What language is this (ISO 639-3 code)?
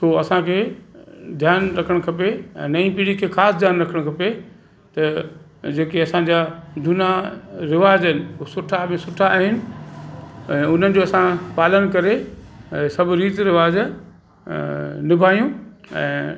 snd